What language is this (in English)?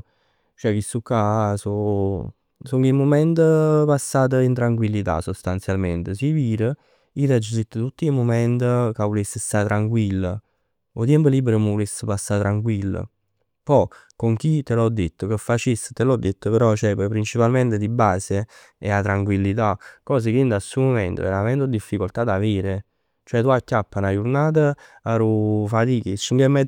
Neapolitan